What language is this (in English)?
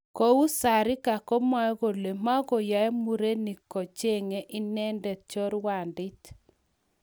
Kalenjin